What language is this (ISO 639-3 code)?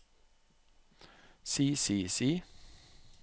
nor